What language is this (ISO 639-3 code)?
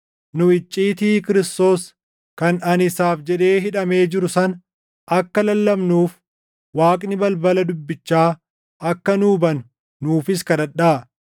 orm